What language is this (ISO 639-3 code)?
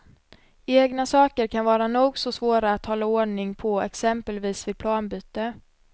swe